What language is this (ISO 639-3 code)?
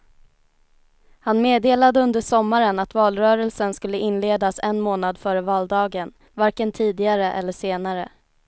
swe